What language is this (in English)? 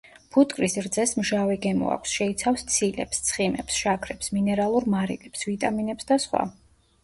Georgian